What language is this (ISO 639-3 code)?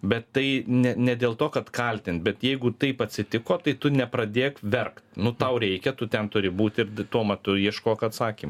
lit